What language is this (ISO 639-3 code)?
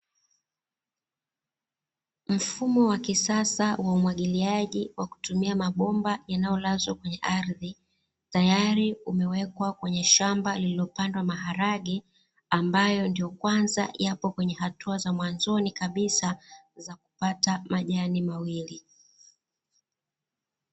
swa